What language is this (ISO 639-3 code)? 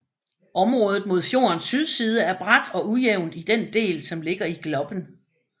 dan